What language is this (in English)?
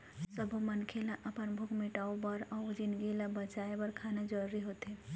Chhattisgarhi